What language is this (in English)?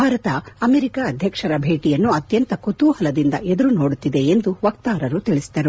Kannada